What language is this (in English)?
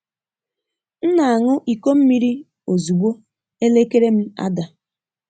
Igbo